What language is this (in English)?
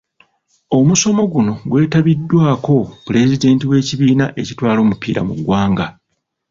Ganda